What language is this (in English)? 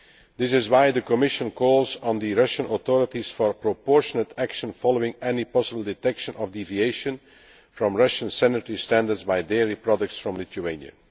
English